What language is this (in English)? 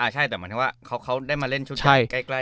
Thai